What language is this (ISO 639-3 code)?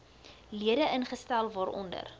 afr